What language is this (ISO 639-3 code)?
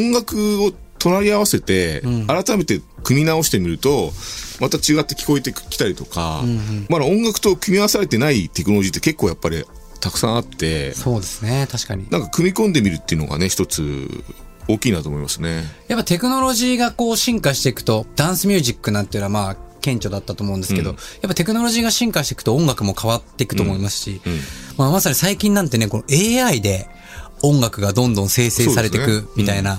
jpn